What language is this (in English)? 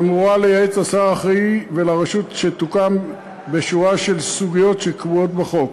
Hebrew